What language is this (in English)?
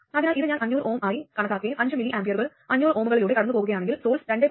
Malayalam